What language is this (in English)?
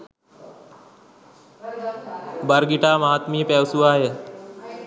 Sinhala